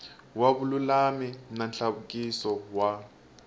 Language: Tsonga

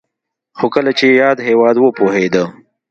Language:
Pashto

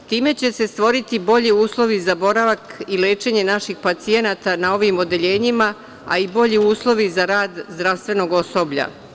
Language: Serbian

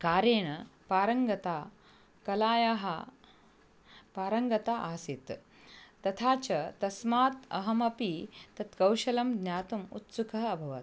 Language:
Sanskrit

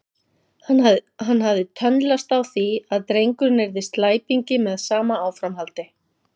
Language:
Icelandic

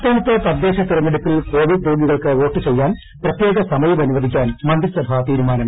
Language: Malayalam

